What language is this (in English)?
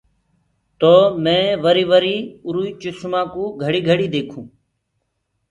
Gurgula